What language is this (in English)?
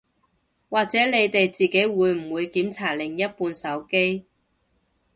Cantonese